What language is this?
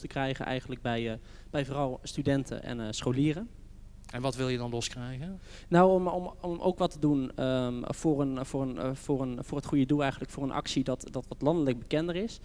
Dutch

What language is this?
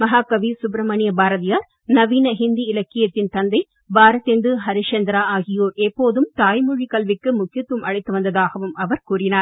Tamil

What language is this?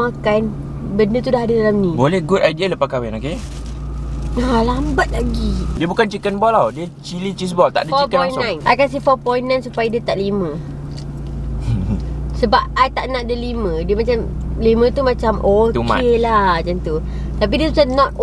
Malay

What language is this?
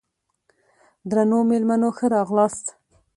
Pashto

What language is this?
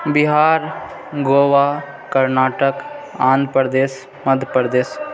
Maithili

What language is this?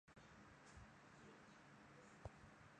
Chinese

